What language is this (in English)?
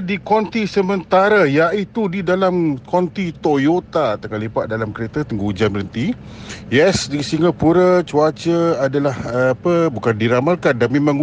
Malay